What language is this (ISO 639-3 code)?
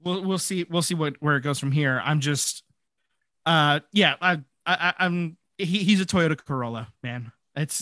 eng